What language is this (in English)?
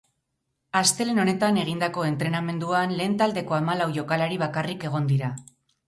Basque